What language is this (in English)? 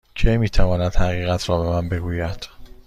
Persian